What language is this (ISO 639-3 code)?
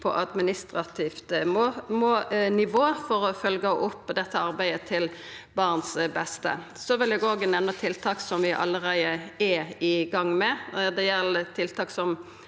nor